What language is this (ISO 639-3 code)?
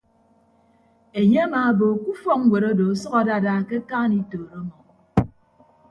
ibb